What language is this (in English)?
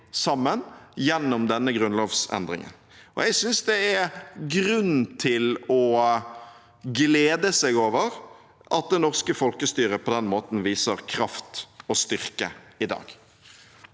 Norwegian